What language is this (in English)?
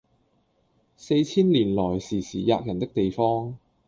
Cantonese